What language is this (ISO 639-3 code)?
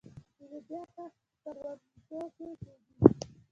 pus